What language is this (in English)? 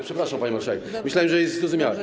Polish